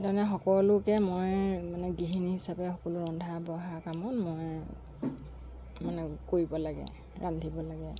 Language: Assamese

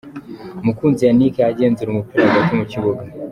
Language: Kinyarwanda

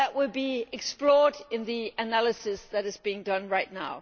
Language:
English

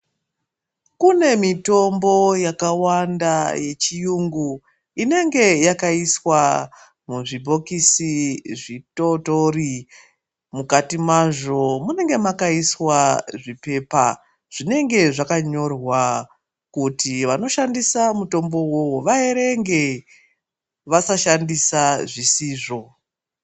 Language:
Ndau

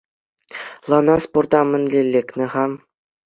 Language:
Chuvash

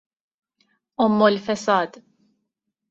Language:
Persian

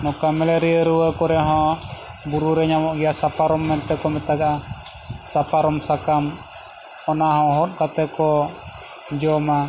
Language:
Santali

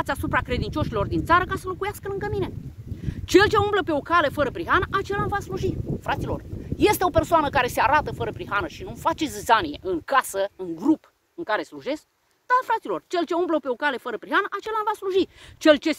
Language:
Romanian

